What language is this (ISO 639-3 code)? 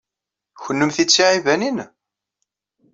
kab